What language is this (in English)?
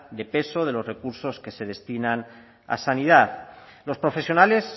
Spanish